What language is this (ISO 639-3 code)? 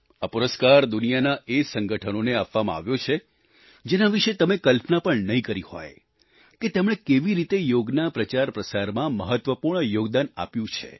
guj